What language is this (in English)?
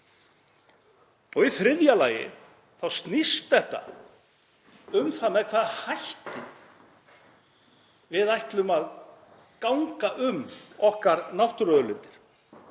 Icelandic